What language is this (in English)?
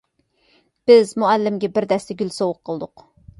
Uyghur